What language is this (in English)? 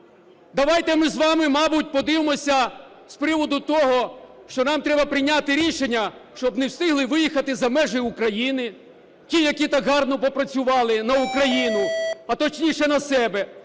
Ukrainian